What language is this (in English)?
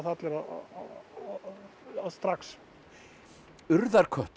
Icelandic